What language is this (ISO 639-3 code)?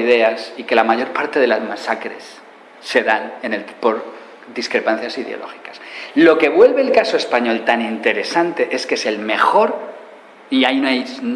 spa